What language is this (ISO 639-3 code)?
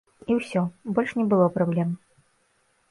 bel